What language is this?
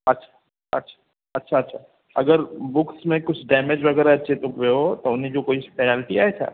Sindhi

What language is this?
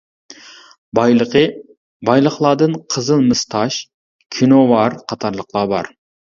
Uyghur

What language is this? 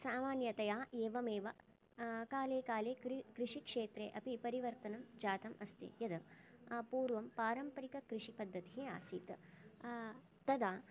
Sanskrit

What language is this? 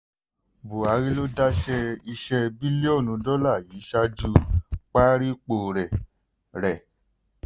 Yoruba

